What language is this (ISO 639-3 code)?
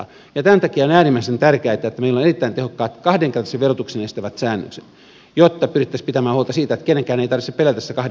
fin